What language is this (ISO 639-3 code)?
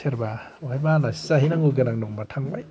brx